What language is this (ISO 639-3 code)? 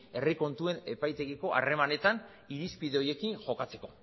eus